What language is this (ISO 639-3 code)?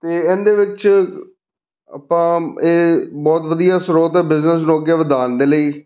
pan